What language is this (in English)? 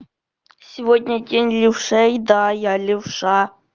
Russian